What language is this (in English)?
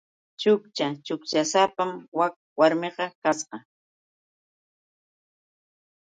Yauyos Quechua